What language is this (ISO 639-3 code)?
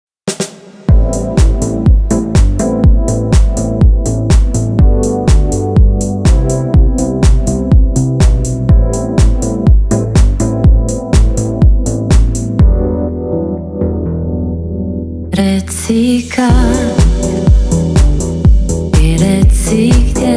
ukr